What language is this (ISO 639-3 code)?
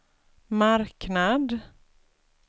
swe